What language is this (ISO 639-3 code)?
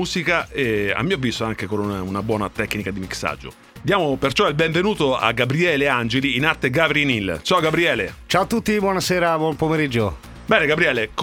ita